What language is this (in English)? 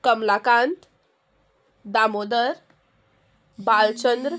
Konkani